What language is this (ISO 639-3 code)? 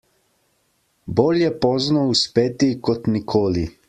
slv